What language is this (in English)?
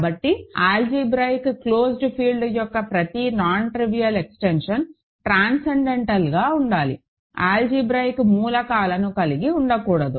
Telugu